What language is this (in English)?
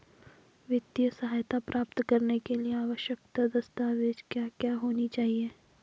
Hindi